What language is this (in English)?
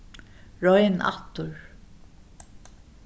Faroese